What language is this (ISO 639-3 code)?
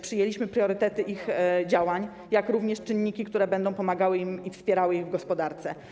pol